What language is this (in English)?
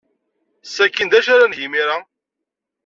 Kabyle